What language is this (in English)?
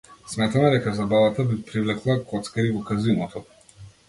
Macedonian